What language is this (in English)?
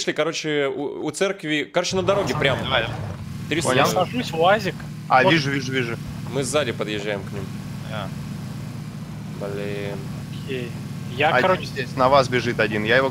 Russian